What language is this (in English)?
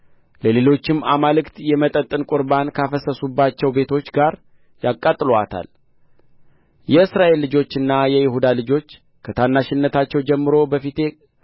Amharic